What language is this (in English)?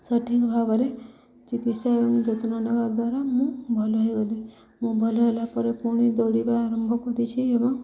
Odia